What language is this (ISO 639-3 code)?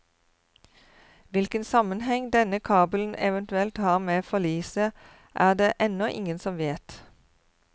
nor